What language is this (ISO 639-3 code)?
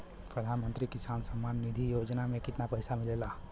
bho